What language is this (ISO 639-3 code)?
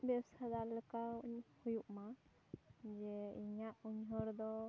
sat